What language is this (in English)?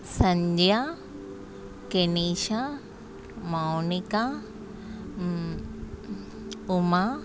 Telugu